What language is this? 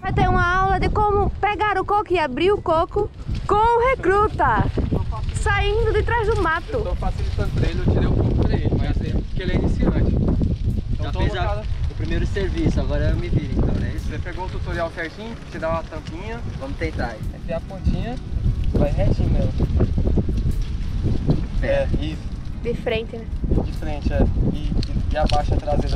Portuguese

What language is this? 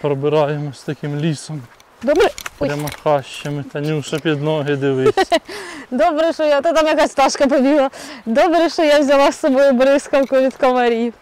Ukrainian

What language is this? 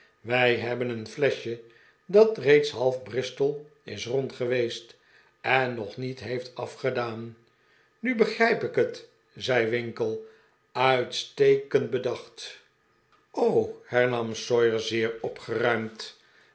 Dutch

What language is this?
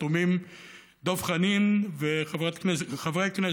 Hebrew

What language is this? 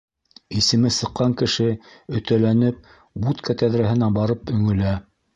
Bashkir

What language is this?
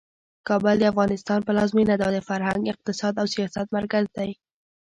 Pashto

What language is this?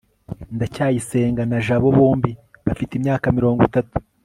Kinyarwanda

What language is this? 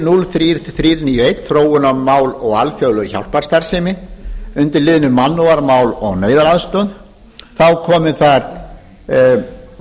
Icelandic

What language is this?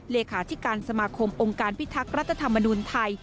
Thai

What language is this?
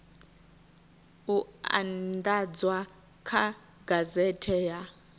Venda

